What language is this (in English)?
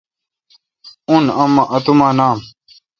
Kalkoti